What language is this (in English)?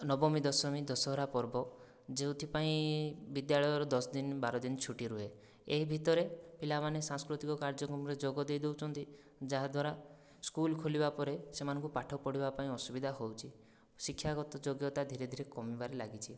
Odia